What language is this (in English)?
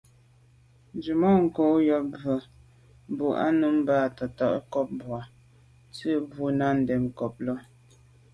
Medumba